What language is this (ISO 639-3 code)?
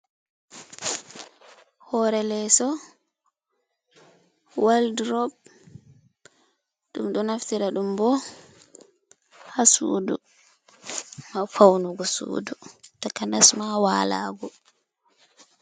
ful